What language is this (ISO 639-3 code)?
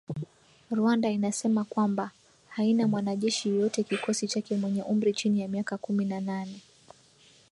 swa